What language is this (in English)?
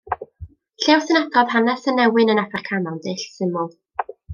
Welsh